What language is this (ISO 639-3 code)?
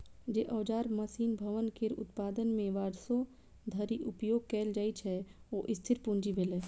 mai